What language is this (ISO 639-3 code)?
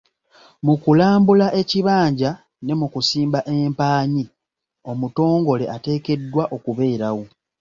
lug